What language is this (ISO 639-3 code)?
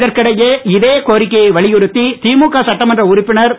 tam